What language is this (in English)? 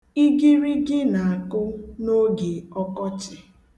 Igbo